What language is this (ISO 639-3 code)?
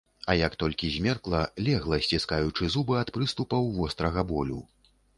bel